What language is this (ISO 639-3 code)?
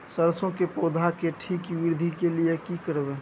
mai